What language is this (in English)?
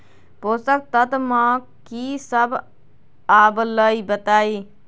Magahi